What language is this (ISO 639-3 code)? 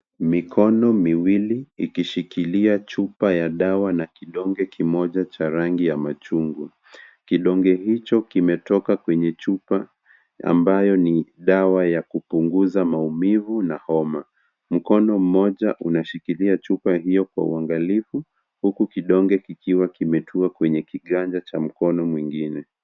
swa